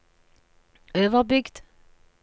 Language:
Norwegian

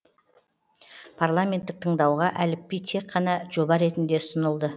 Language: Kazakh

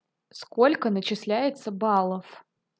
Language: Russian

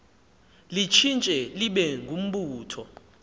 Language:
Xhosa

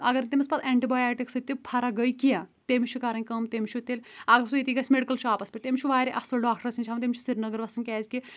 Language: Kashmiri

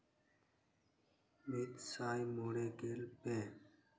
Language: Santali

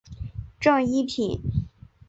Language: Chinese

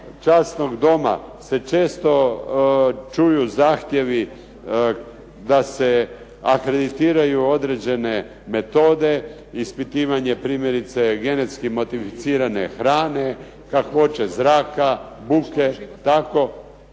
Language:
Croatian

